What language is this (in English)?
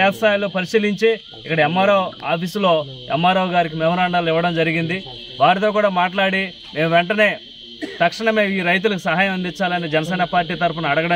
English